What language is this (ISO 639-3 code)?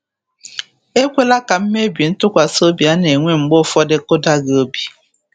ibo